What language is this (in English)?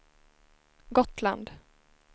Swedish